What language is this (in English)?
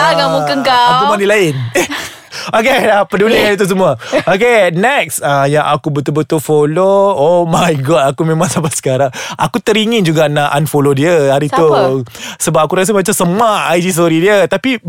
Malay